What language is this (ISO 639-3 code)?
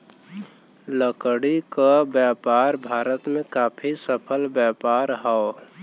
bho